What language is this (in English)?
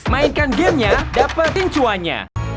Indonesian